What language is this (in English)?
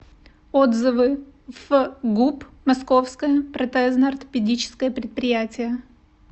Russian